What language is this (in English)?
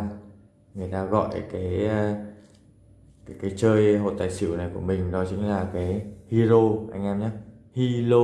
Vietnamese